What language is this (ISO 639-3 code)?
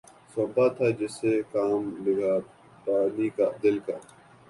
urd